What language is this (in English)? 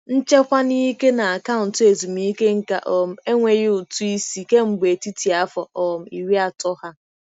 Igbo